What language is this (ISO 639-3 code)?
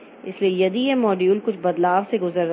hin